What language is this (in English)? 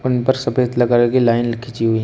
Hindi